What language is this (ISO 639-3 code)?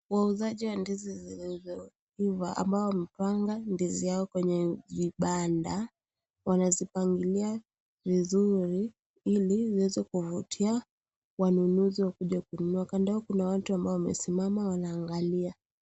swa